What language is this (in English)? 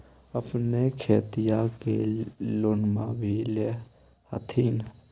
Magahi